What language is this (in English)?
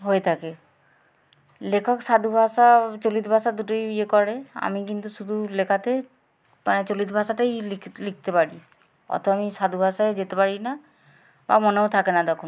Bangla